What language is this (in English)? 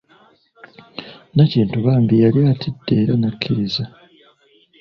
Ganda